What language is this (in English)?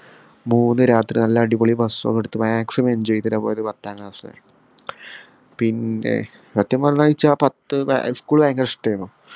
Malayalam